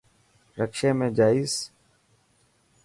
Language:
Dhatki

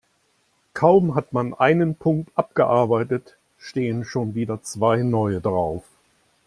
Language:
German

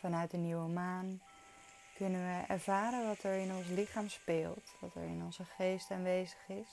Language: Dutch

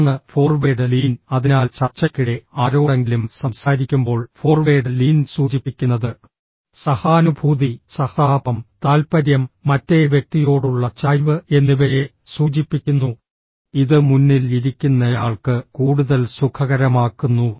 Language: Malayalam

